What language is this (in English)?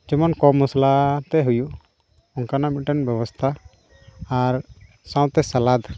Santali